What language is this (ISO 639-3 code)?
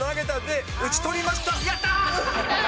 jpn